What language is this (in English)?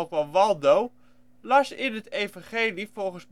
Dutch